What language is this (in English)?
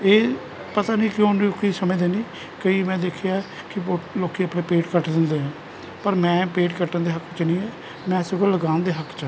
Punjabi